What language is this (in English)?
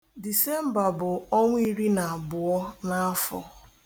Igbo